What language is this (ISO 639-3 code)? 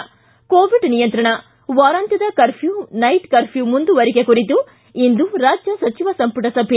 kan